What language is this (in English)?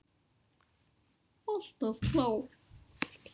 Icelandic